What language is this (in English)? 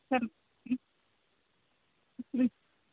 Kannada